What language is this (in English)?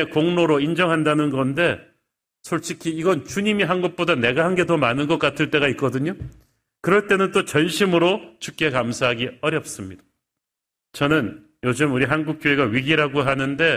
Korean